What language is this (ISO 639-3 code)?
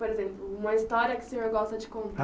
por